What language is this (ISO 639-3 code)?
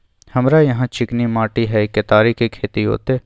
mai